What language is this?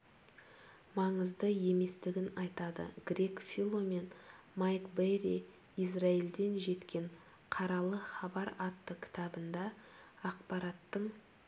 Kazakh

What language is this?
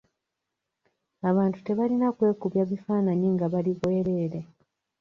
Ganda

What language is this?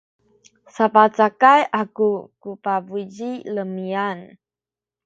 Sakizaya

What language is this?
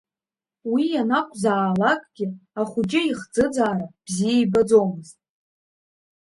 Abkhazian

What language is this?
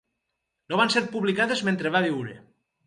Catalan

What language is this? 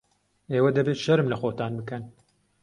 Central Kurdish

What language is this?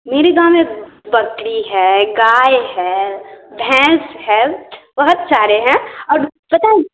Hindi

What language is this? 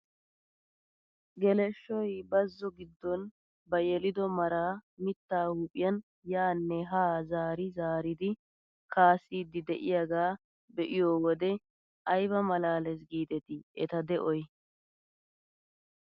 Wolaytta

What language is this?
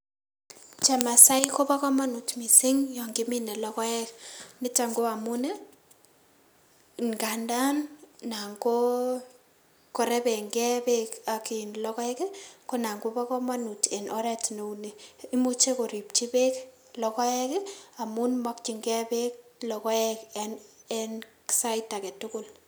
Kalenjin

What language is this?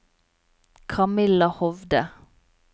Norwegian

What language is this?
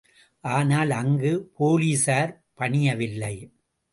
Tamil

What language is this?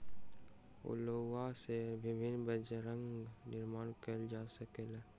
Maithili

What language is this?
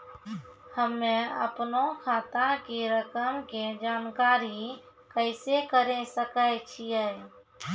Maithili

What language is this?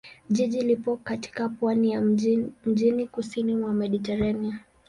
Swahili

